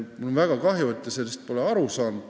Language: Estonian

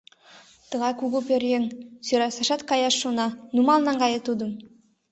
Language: Mari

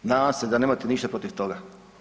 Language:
Croatian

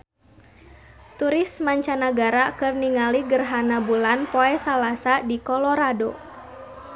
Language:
Sundanese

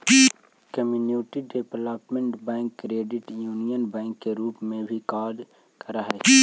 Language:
Magahi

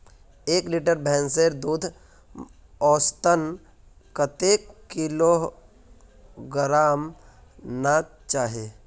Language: Magahi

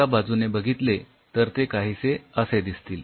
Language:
Marathi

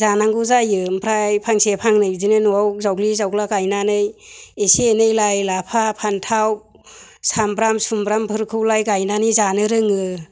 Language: Bodo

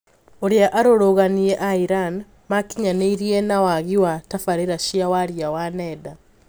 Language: Kikuyu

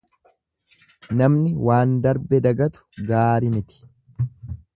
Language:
Oromo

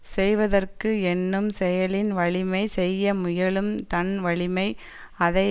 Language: Tamil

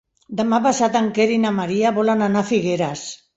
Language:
Catalan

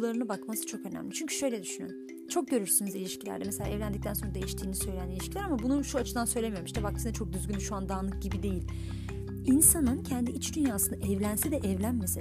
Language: Turkish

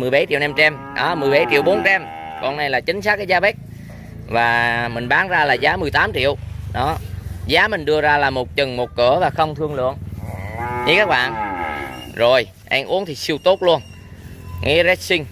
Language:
Vietnamese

